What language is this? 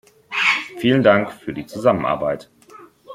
German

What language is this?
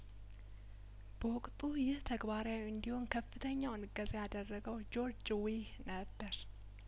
Amharic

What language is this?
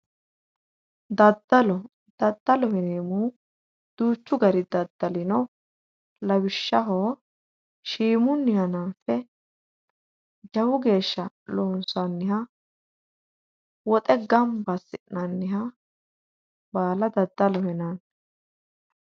Sidamo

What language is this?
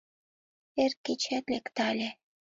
Mari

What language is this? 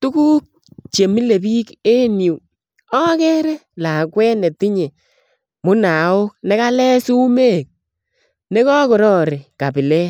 Kalenjin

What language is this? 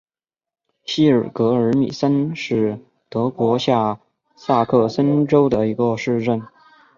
Chinese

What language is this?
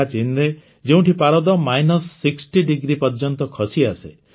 Odia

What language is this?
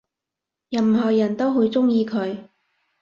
Cantonese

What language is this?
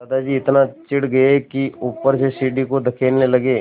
Hindi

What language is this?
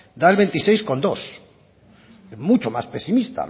Spanish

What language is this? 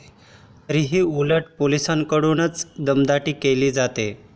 Marathi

